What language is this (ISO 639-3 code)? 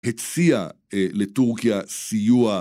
heb